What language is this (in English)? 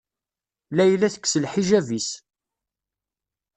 Kabyle